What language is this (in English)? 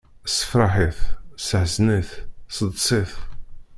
Kabyle